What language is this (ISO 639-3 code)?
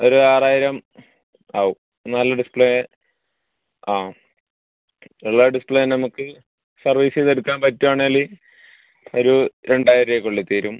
mal